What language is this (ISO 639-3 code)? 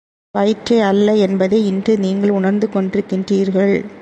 tam